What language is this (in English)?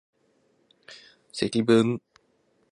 Japanese